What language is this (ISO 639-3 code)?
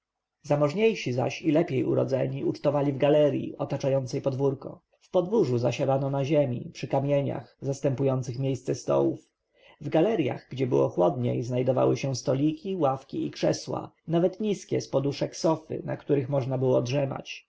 pol